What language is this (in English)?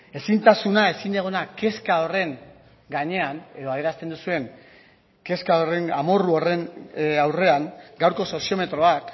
Basque